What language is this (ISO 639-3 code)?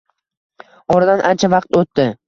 uzb